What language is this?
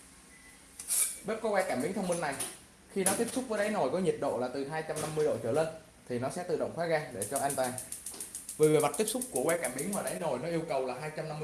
Vietnamese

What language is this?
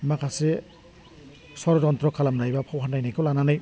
Bodo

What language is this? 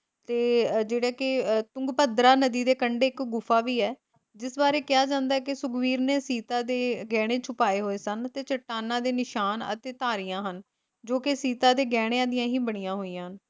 Punjabi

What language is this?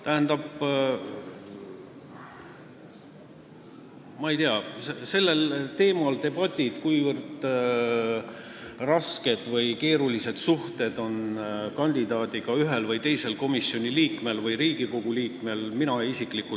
Estonian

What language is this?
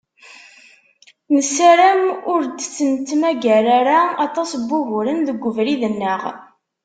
Kabyle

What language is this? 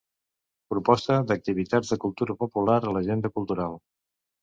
Catalan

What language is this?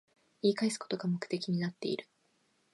Japanese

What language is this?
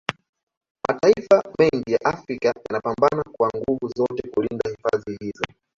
Swahili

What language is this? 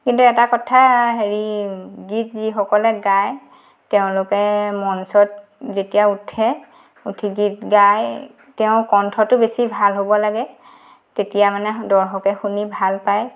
Assamese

